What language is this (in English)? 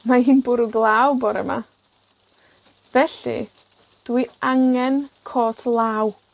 Welsh